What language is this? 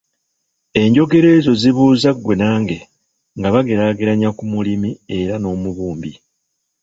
Ganda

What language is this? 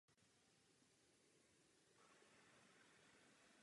Czech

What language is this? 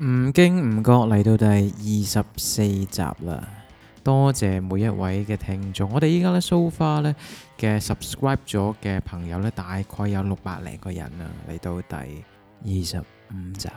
Chinese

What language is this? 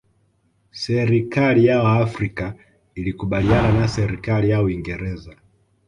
Swahili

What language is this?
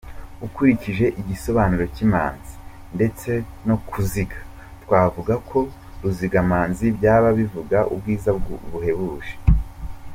Kinyarwanda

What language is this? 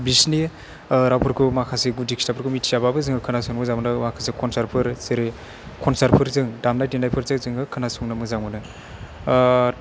Bodo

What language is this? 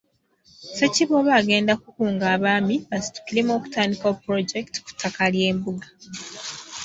Ganda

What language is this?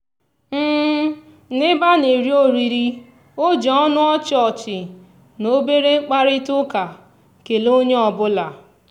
Igbo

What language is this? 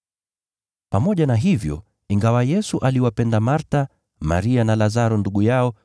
Swahili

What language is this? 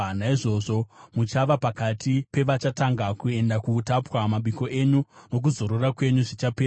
Shona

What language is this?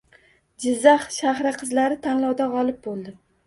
Uzbek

